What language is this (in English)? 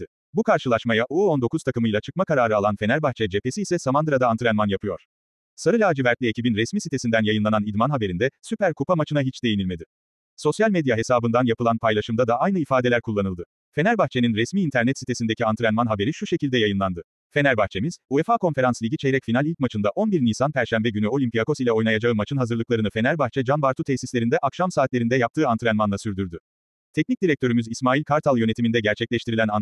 Turkish